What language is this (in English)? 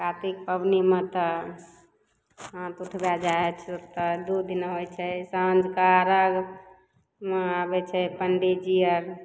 Maithili